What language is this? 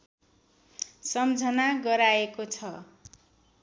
Nepali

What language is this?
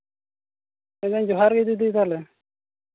Santali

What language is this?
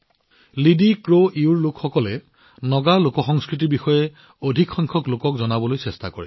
Assamese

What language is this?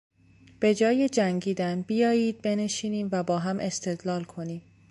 Persian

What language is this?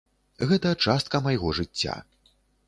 Belarusian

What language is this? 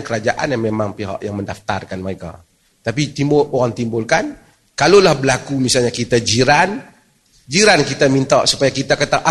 Malay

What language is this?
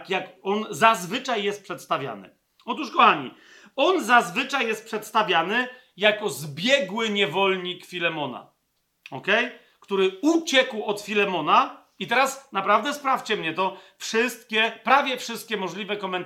Polish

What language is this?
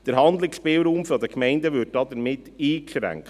Swiss German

